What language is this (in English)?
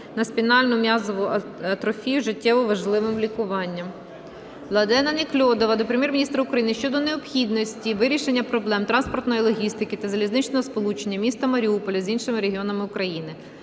Ukrainian